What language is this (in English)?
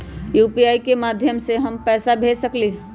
Magahi